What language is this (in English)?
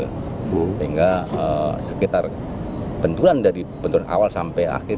Indonesian